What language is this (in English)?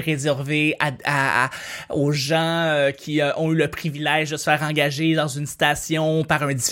French